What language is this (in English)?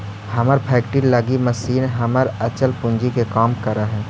Magahi